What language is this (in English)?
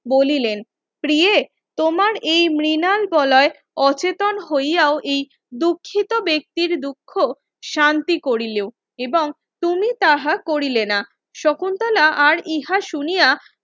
Bangla